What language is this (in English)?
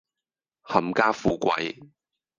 Cantonese